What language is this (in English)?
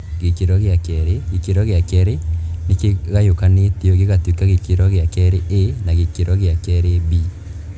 Kikuyu